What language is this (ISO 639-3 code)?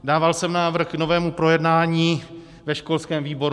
ces